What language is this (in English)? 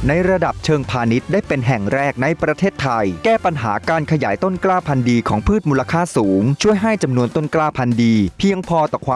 Thai